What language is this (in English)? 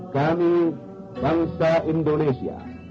Indonesian